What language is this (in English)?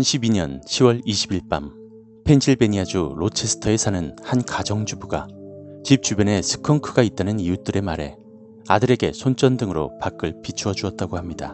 Korean